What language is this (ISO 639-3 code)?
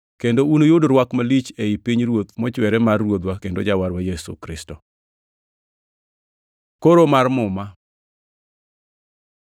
luo